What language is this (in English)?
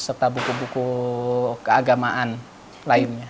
Indonesian